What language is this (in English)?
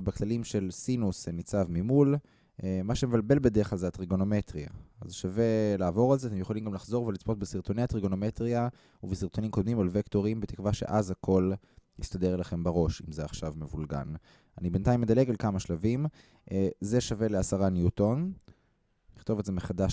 Hebrew